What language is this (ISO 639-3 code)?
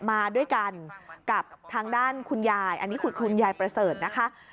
tha